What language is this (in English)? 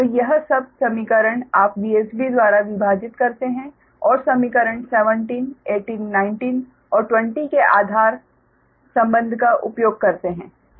Hindi